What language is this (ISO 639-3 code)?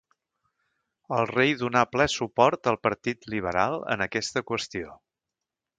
cat